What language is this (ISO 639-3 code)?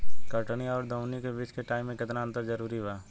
bho